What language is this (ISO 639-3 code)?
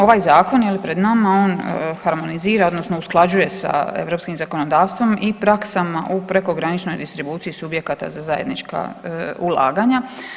hrv